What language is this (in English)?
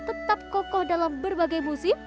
Indonesian